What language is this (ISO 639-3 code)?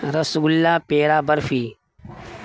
urd